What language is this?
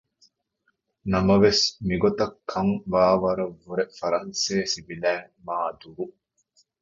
Divehi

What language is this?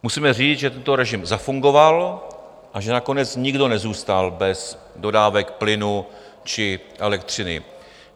Czech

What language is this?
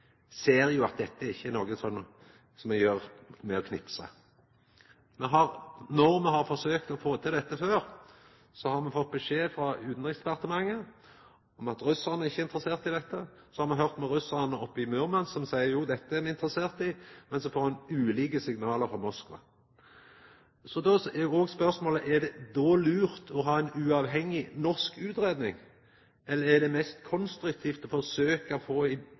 Norwegian Nynorsk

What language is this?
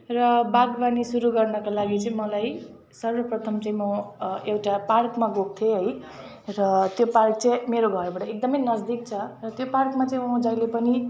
Nepali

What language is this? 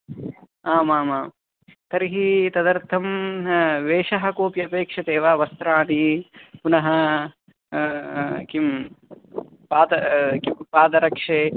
Sanskrit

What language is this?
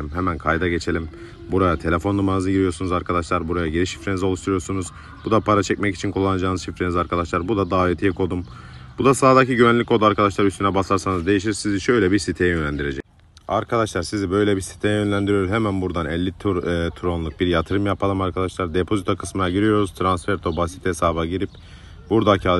Turkish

